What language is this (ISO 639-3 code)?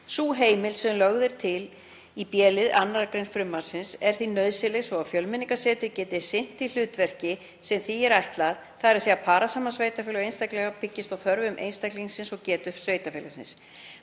isl